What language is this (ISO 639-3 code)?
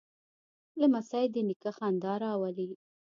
pus